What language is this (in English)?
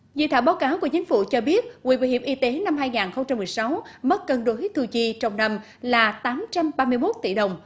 Vietnamese